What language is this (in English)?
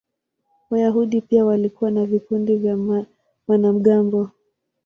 Swahili